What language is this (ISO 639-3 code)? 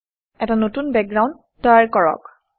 asm